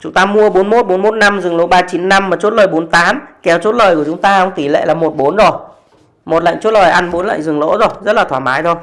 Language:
Vietnamese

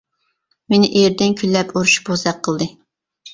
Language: Uyghur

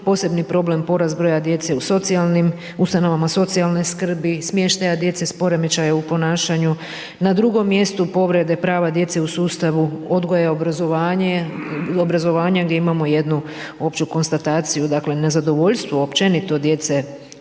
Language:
Croatian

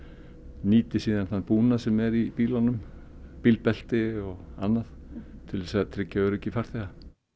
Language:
Icelandic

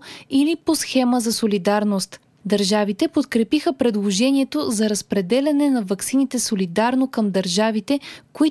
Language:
Bulgarian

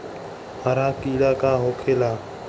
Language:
Bhojpuri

